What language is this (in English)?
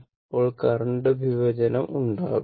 Malayalam